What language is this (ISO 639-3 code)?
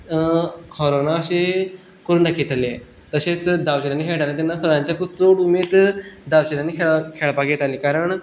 kok